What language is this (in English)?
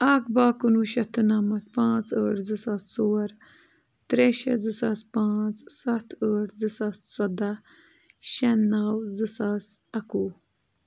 Kashmiri